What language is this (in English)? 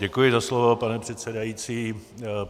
Czech